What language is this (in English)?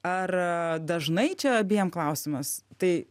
Lithuanian